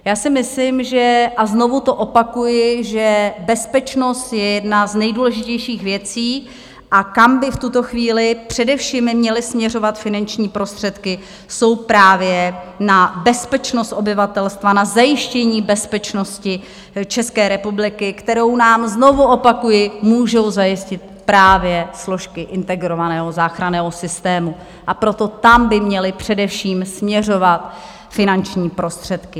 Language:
Czech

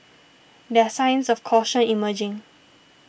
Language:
English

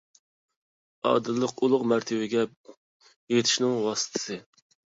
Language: Uyghur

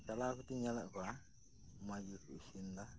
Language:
Santali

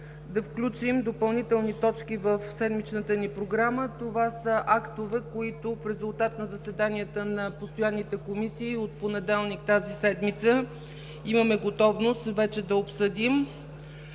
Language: Bulgarian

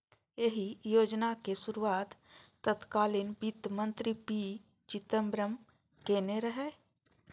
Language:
Maithili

